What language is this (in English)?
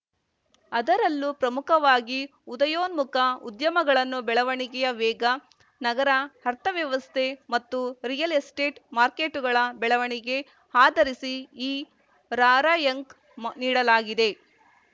Kannada